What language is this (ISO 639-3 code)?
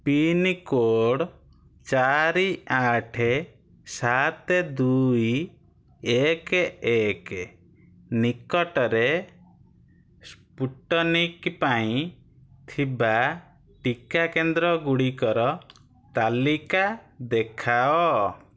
ori